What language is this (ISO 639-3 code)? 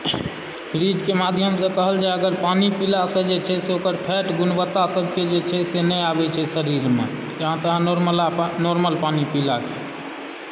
mai